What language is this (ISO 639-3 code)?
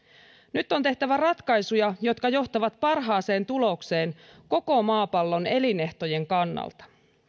fin